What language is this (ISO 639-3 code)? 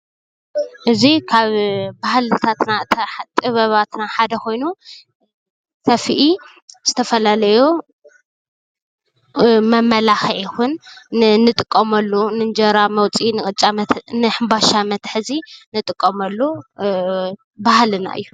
tir